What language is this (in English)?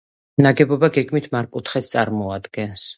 Georgian